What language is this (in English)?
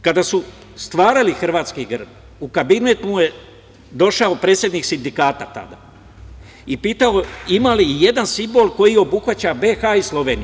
Serbian